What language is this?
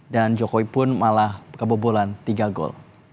Indonesian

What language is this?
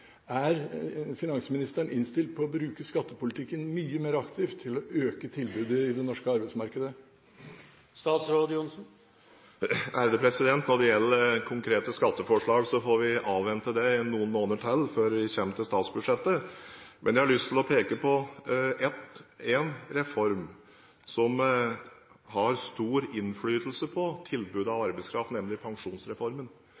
Norwegian Bokmål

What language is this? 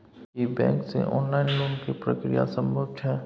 Maithili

